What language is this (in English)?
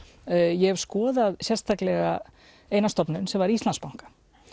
Icelandic